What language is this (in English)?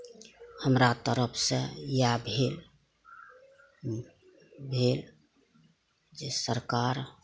Maithili